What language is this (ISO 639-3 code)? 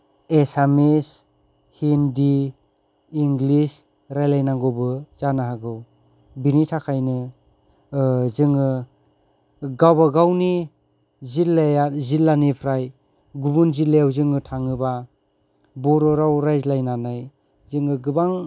brx